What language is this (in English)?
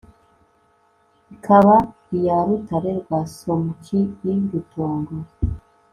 Kinyarwanda